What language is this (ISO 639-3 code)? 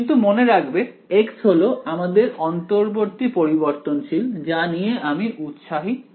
ben